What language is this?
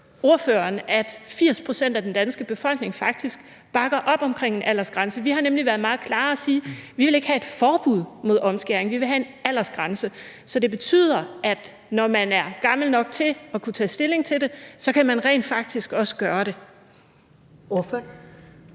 Danish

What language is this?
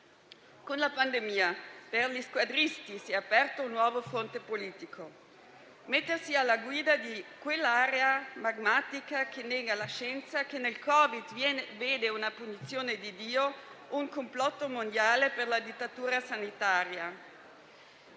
Italian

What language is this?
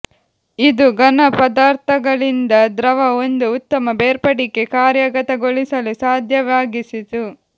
Kannada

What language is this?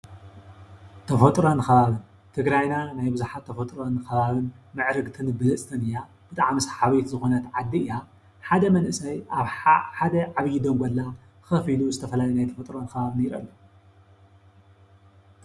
Tigrinya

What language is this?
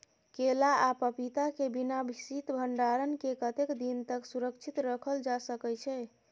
Maithili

